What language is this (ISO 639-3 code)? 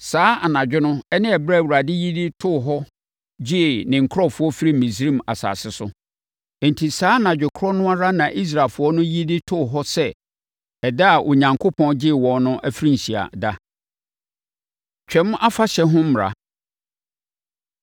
aka